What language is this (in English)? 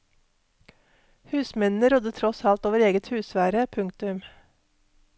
Norwegian